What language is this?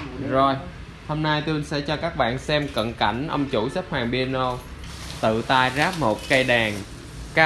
Vietnamese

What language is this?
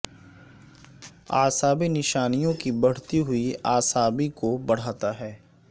Urdu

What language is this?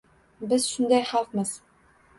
Uzbek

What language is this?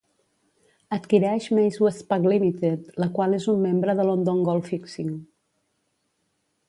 Catalan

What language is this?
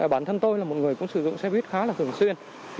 Vietnamese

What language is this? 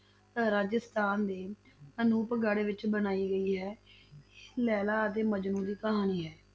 Punjabi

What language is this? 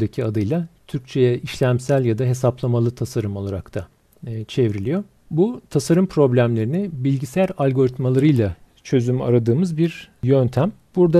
Turkish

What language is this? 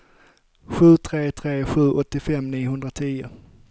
Swedish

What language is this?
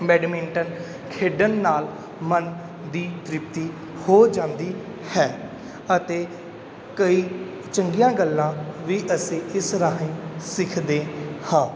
Punjabi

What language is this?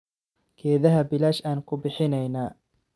Somali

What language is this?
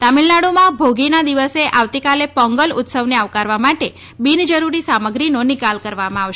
Gujarati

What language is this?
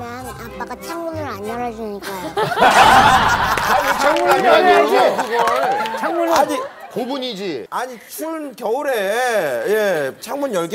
Korean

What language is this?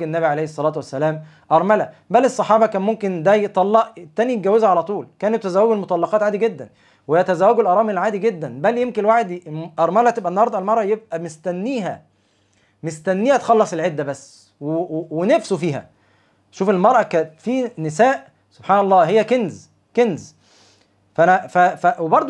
Arabic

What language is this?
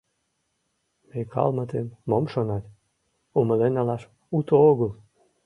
Mari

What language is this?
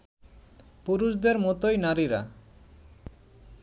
Bangla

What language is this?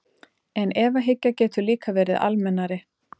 Icelandic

